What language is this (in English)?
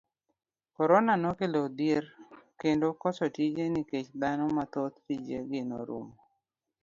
Luo (Kenya and Tanzania)